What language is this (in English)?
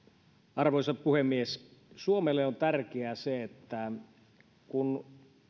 Finnish